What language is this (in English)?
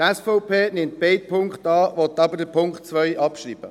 Swiss German